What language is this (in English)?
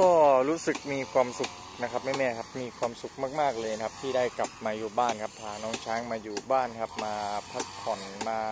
Thai